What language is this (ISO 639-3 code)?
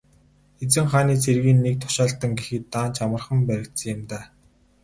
mon